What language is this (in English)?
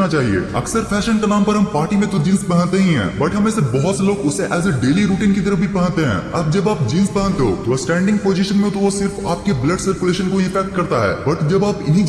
Hindi